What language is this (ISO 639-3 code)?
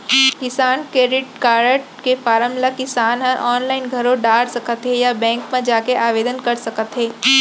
hne